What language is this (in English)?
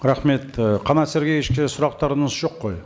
Kazakh